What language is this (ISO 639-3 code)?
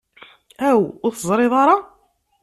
kab